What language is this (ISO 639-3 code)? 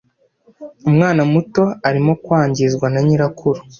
kin